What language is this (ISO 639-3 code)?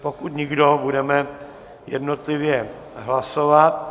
ces